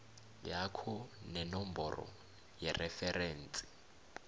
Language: South Ndebele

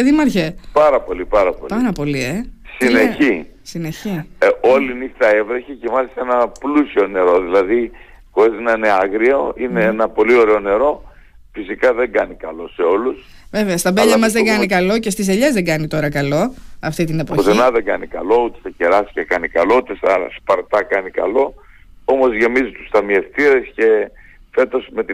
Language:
Greek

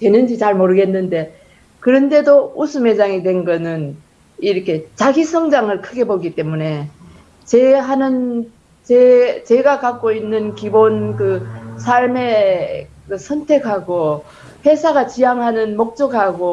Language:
Korean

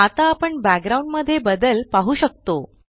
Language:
Marathi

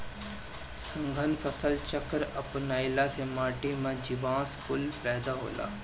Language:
Bhojpuri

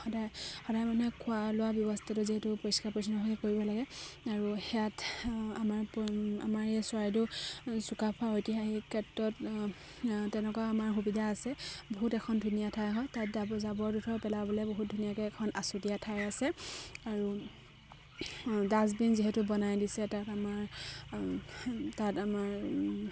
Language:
Assamese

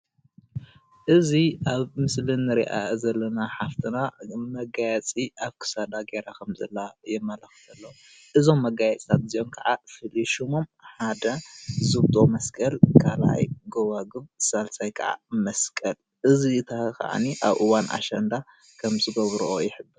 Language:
Tigrinya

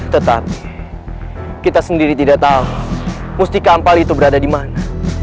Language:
Indonesian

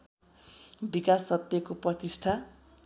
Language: Nepali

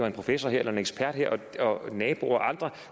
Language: Danish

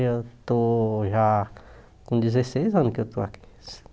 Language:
Portuguese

